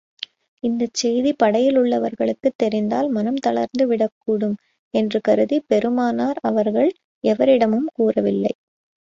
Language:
Tamil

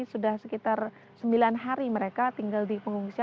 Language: Indonesian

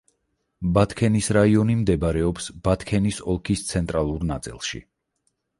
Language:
Georgian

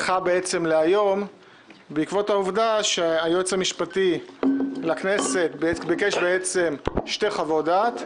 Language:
Hebrew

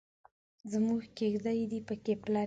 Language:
Pashto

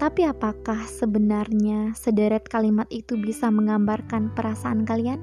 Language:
Indonesian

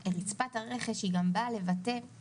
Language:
Hebrew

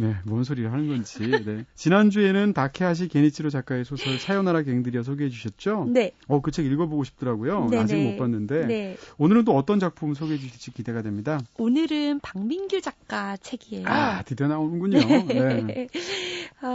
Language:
Korean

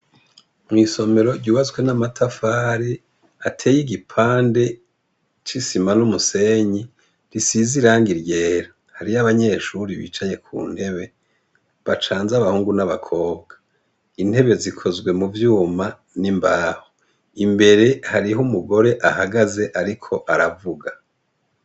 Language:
Rundi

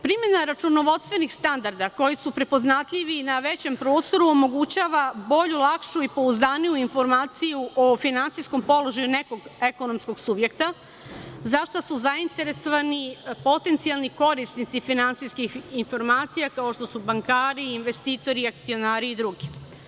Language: Serbian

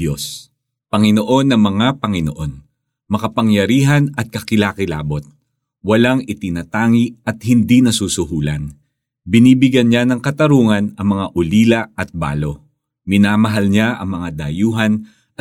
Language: Filipino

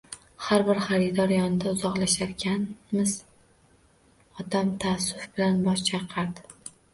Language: Uzbek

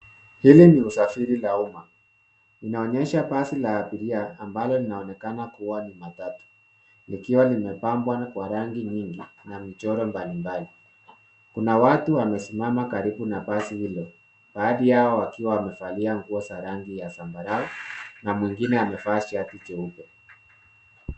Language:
Swahili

